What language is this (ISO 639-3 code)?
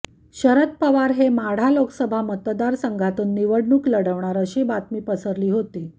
mar